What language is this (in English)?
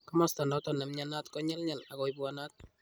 Kalenjin